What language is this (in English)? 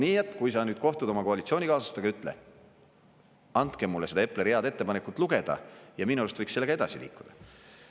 Estonian